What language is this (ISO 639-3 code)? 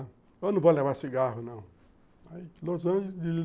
por